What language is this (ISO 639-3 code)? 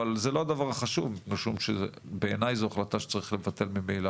heb